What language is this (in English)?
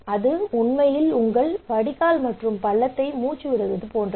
Tamil